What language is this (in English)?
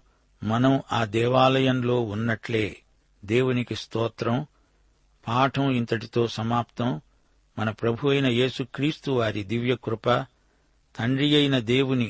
Telugu